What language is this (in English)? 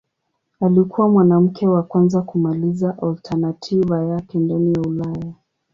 Swahili